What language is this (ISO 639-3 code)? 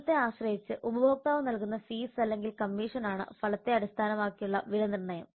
mal